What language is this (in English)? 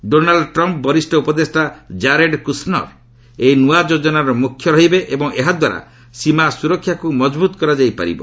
Odia